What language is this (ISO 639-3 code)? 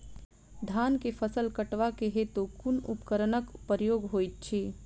mai